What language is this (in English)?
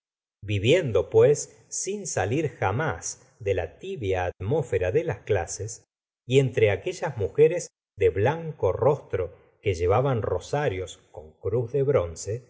Spanish